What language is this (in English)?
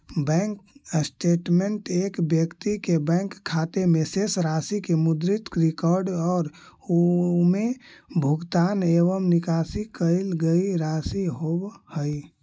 Magahi